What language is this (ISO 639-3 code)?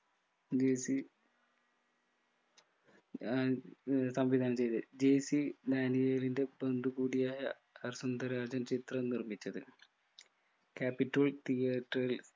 mal